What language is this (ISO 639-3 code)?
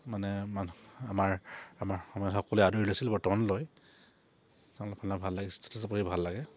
asm